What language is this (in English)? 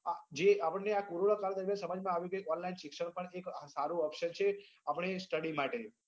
Gujarati